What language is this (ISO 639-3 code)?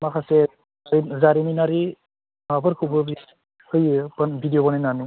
brx